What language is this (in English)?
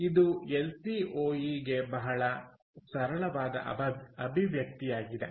Kannada